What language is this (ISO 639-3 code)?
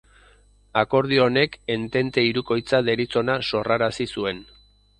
eus